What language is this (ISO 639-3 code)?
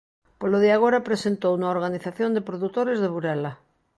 glg